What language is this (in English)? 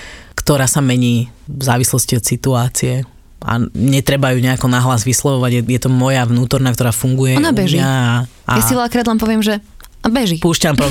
Slovak